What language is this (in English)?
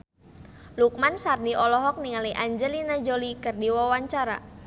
Sundanese